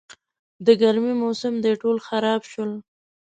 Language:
Pashto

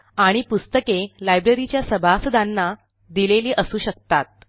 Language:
Marathi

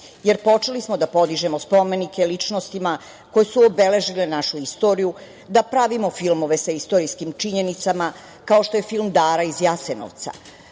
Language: Serbian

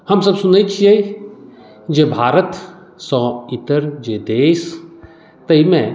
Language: Maithili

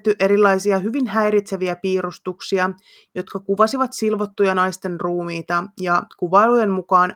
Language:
Finnish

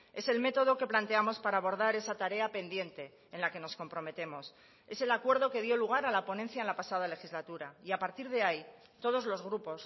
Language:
Spanish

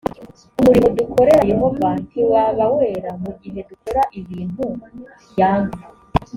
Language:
Kinyarwanda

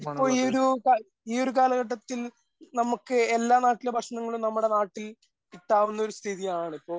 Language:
Malayalam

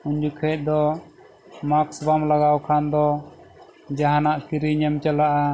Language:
Santali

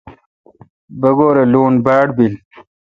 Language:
Kalkoti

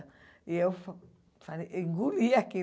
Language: Portuguese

